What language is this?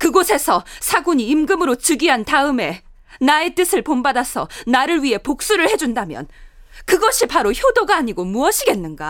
Korean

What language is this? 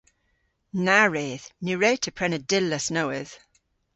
Cornish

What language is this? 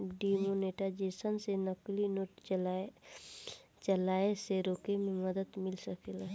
Bhojpuri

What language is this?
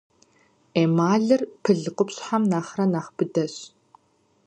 Kabardian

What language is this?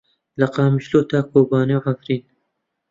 Central Kurdish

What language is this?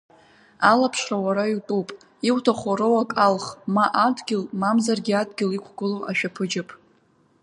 Abkhazian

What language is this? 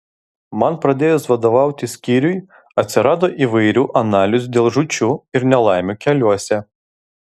Lithuanian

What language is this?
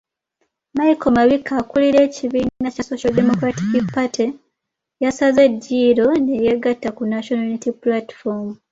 Ganda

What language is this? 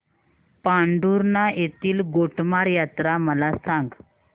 Marathi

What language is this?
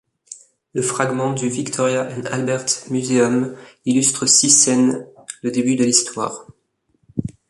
French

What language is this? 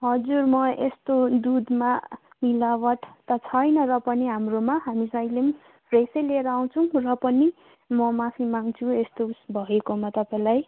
Nepali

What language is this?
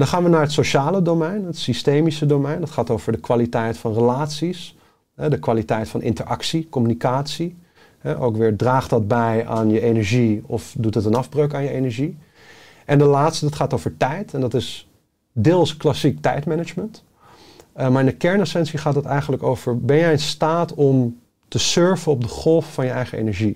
Dutch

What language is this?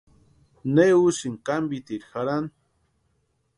Western Highland Purepecha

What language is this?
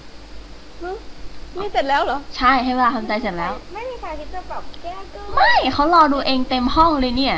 Thai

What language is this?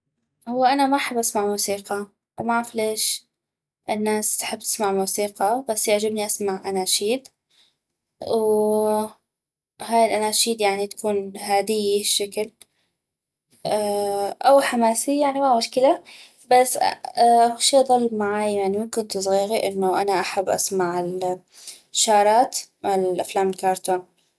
North Mesopotamian Arabic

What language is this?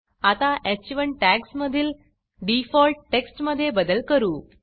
Marathi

